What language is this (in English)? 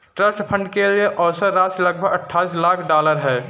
Hindi